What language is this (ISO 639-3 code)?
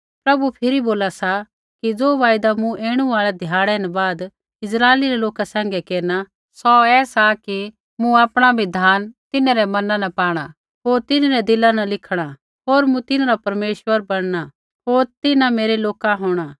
kfx